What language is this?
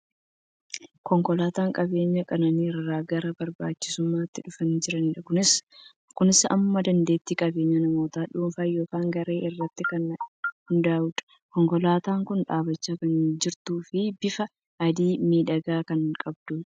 Oromo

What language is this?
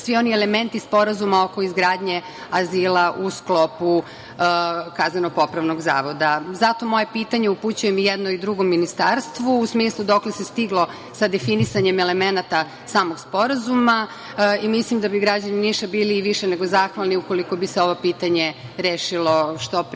Serbian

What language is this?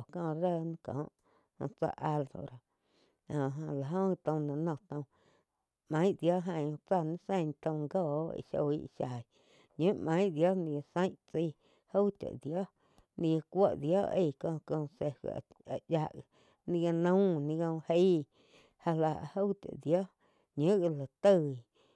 Quiotepec Chinantec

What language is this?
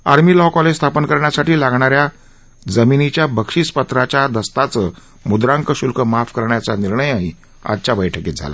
Marathi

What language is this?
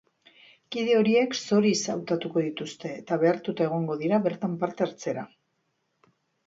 Basque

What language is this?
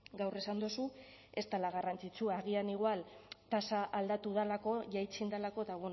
Basque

